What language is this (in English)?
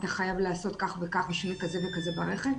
Hebrew